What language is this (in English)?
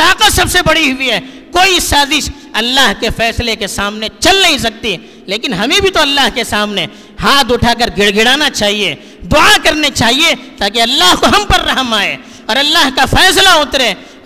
Urdu